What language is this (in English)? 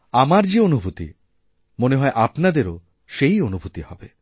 Bangla